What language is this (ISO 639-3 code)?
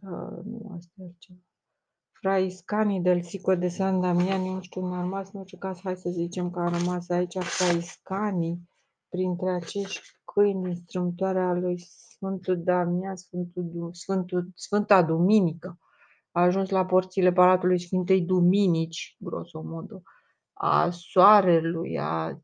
ron